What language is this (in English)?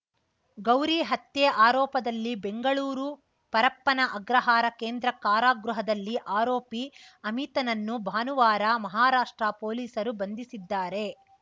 Kannada